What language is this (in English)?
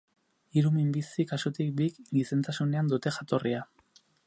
Basque